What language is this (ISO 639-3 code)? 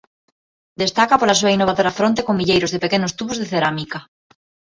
glg